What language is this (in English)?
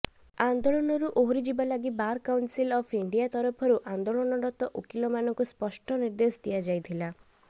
Odia